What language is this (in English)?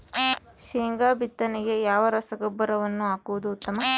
Kannada